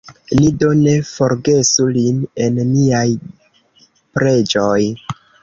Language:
Esperanto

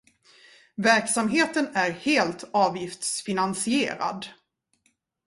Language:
Swedish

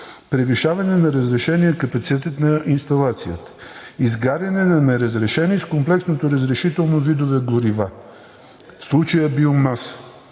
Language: Bulgarian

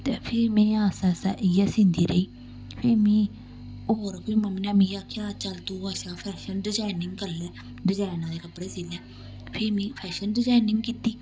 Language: Dogri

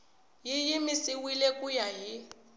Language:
Tsonga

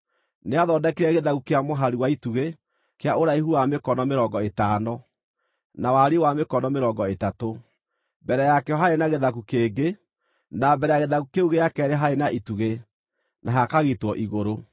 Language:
Kikuyu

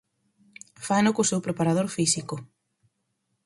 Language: Galician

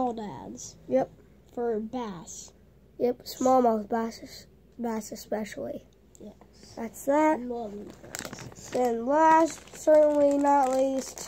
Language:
English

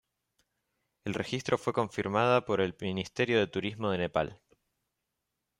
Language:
Spanish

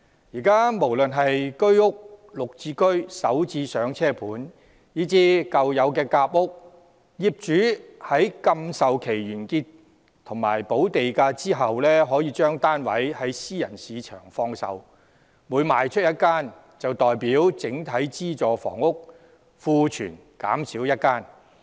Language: Cantonese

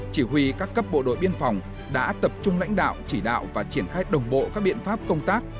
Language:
Vietnamese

